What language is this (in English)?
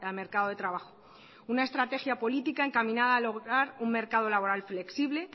Spanish